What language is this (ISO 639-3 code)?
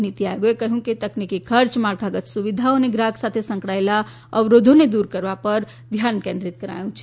guj